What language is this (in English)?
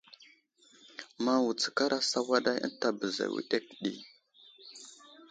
Wuzlam